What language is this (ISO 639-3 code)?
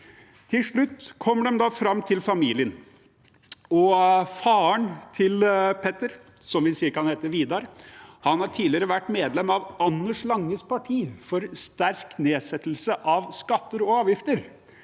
nor